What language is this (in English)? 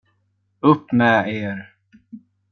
Swedish